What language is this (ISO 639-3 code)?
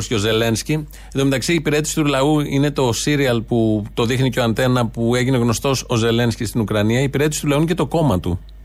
ell